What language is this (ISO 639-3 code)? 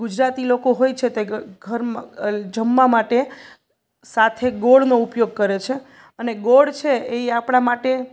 guj